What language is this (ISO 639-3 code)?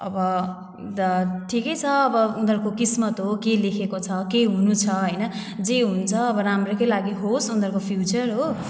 nep